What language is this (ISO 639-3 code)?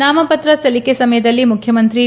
kan